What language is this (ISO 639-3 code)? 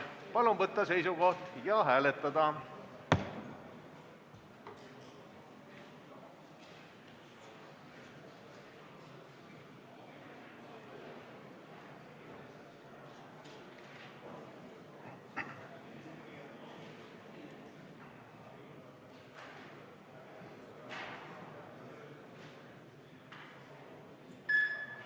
est